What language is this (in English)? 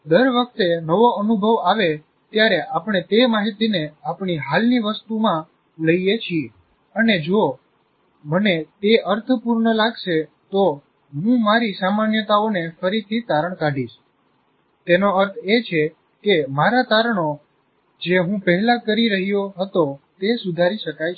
Gujarati